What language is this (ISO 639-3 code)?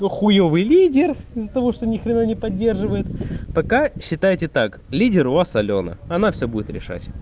rus